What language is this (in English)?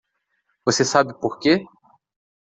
Portuguese